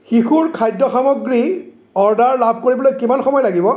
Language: Assamese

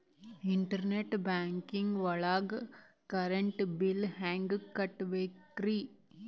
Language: Kannada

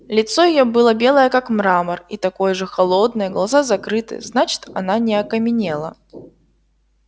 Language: Russian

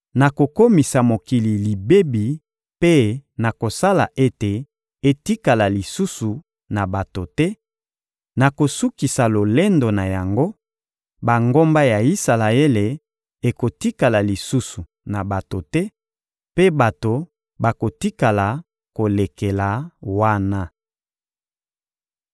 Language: Lingala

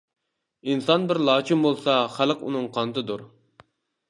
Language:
Uyghur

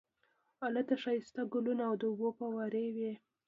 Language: Pashto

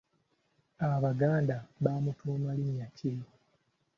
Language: Ganda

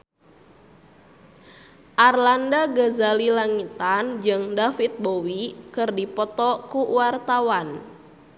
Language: Sundanese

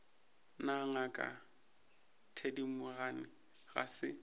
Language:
Northern Sotho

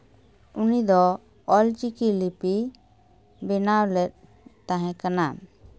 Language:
Santali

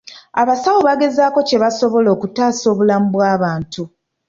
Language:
Ganda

